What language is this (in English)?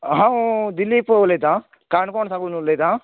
Konkani